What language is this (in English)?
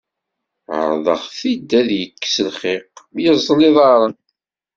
Kabyle